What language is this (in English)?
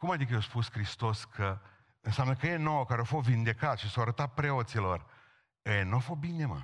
Romanian